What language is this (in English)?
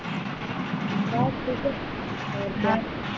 Punjabi